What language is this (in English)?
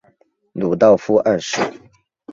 Chinese